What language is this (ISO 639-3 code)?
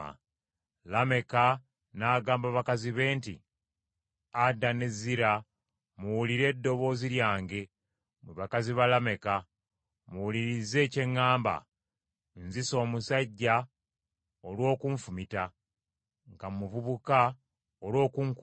lug